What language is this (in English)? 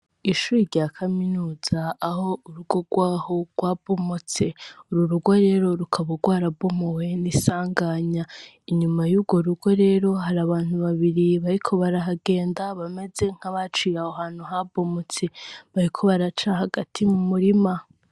Rundi